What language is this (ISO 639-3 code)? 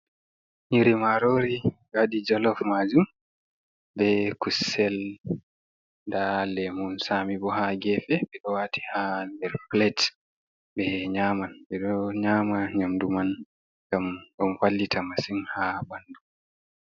ful